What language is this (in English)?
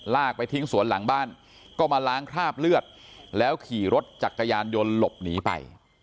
Thai